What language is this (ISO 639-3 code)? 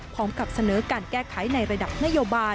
tha